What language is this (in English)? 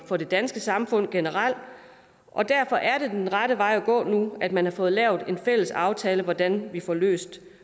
Danish